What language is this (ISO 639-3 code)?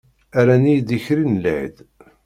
kab